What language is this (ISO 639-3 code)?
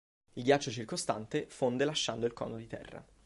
ita